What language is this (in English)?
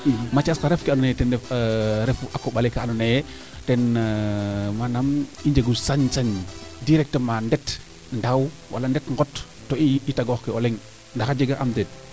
Serer